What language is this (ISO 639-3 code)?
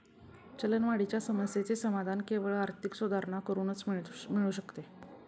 mar